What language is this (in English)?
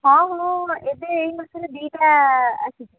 Odia